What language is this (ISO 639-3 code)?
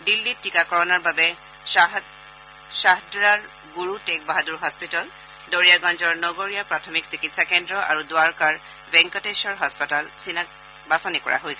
asm